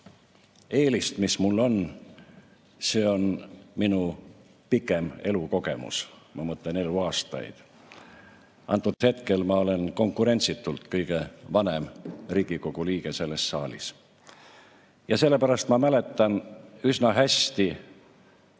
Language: Estonian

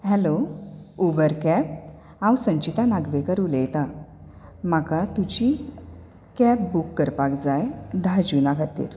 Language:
Konkani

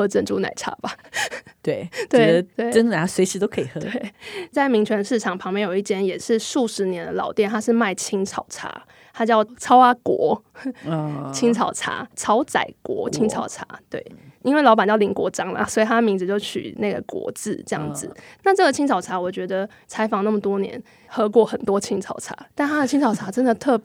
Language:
Chinese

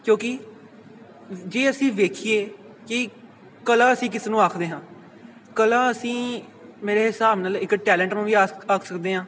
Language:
Punjabi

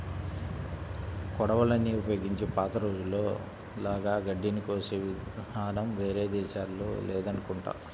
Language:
Telugu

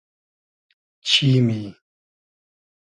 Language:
Hazaragi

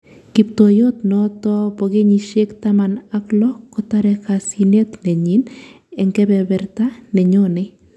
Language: Kalenjin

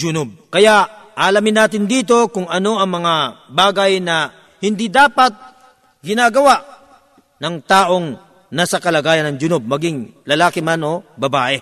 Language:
Filipino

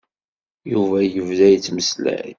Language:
Kabyle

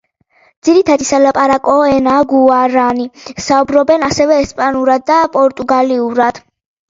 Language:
Georgian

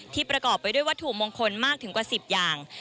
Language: Thai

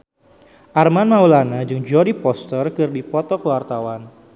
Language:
Sundanese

